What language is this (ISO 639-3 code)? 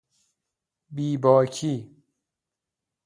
fas